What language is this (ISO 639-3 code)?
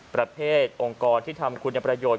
tha